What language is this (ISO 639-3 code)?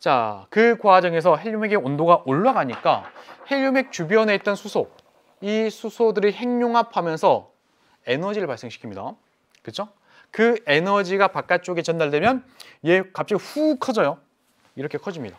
kor